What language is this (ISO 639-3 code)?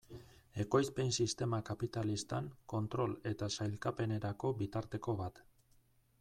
eus